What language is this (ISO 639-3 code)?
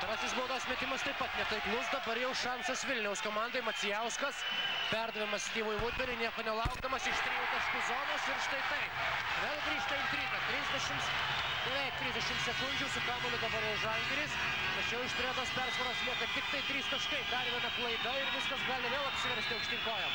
lit